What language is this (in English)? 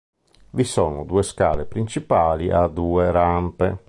Italian